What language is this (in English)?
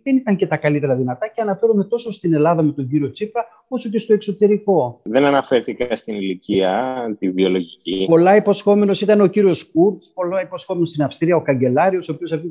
Greek